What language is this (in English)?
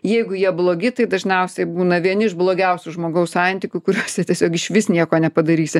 Lithuanian